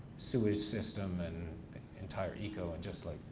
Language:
English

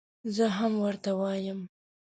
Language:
Pashto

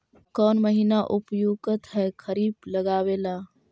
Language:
Magahi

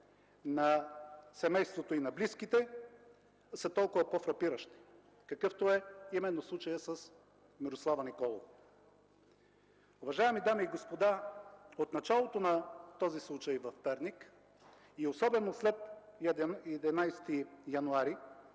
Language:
Bulgarian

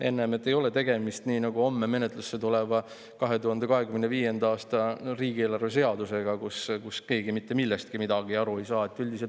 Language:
Estonian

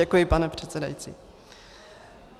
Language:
Czech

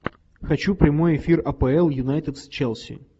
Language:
Russian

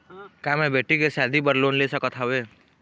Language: Chhattisgarhi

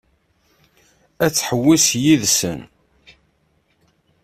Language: Kabyle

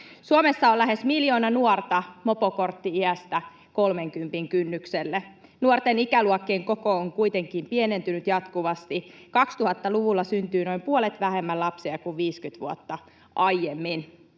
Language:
Finnish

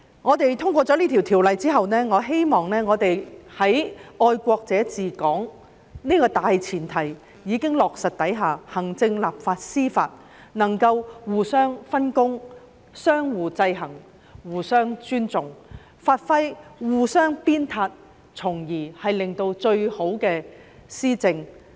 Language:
Cantonese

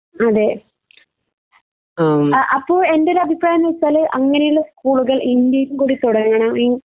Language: Malayalam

